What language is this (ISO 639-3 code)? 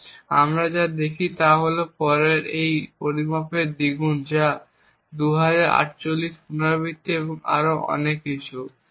ben